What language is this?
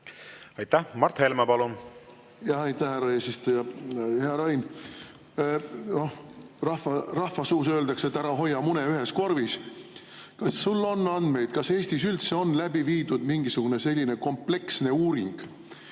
Estonian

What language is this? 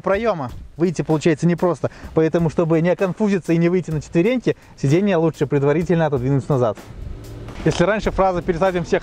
Russian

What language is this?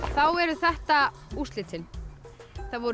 Icelandic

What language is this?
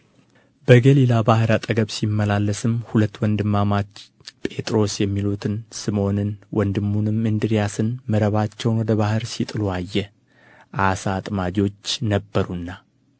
Amharic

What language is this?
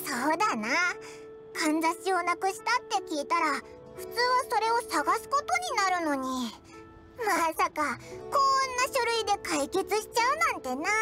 Japanese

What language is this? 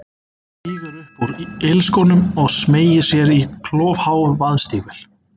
Icelandic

